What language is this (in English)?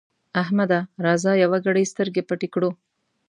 Pashto